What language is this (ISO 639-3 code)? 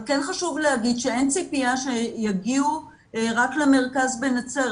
heb